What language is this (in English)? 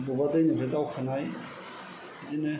Bodo